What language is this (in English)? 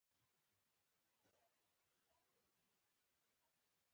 Pashto